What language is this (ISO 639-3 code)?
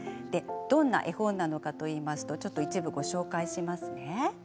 jpn